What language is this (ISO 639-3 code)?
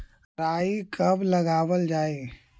mag